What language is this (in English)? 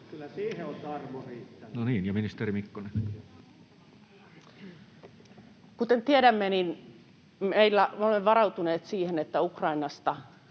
Finnish